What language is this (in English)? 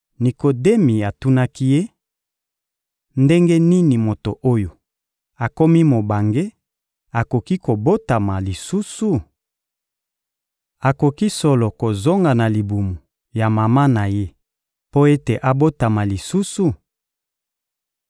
Lingala